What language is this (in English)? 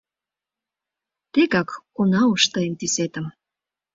Mari